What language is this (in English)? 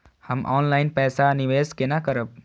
Maithili